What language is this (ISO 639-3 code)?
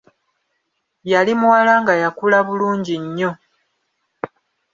lug